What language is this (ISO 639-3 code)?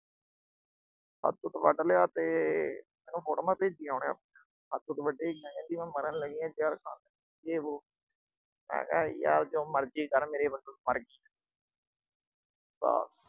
pan